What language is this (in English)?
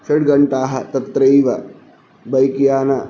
Sanskrit